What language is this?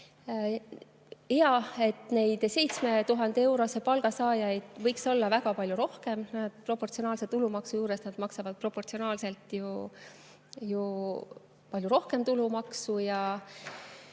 Estonian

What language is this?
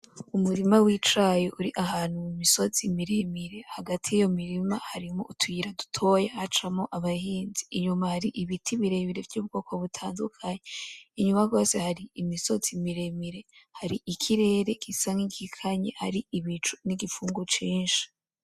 Rundi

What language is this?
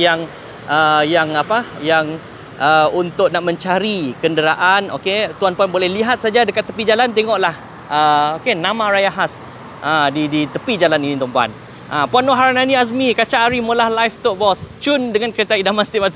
Malay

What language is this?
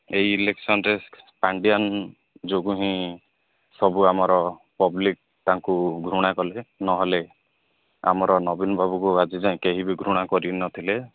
Odia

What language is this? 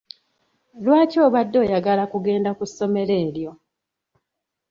Ganda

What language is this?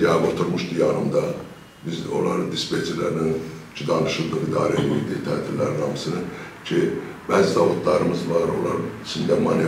Turkish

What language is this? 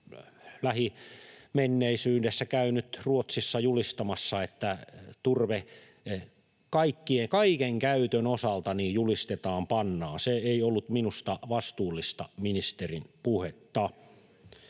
Finnish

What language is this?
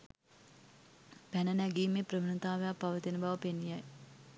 Sinhala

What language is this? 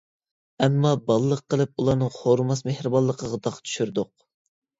Uyghur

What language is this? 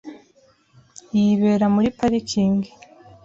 Kinyarwanda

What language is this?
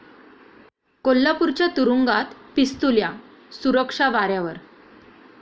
Marathi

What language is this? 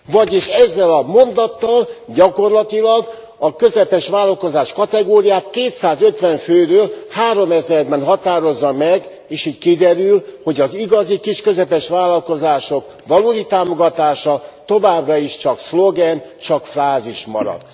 Hungarian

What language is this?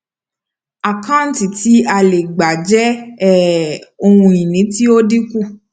Yoruba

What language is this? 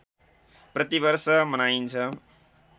Nepali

